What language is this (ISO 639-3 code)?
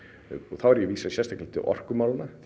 isl